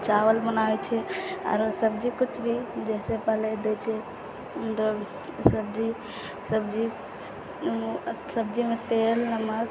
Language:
Maithili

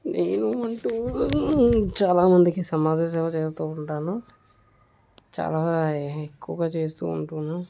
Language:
Telugu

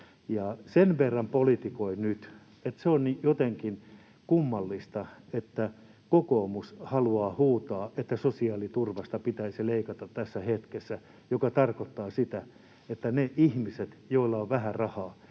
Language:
Finnish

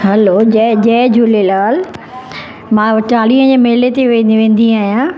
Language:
Sindhi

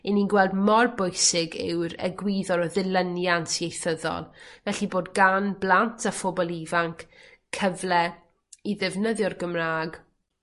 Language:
Welsh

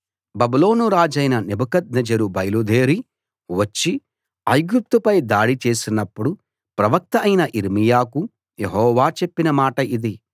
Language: Telugu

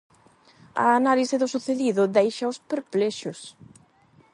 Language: Galician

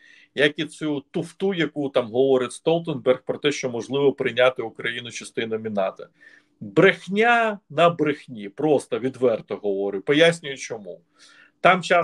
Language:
Ukrainian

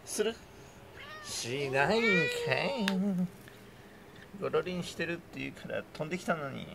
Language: Japanese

